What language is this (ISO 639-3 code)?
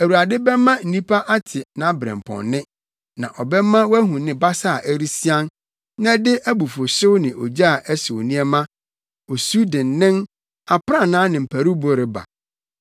aka